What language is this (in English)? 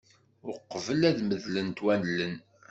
Kabyle